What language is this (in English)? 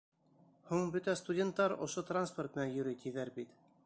Bashkir